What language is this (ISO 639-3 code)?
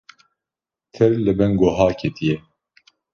kur